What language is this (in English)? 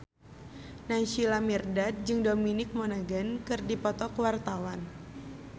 Sundanese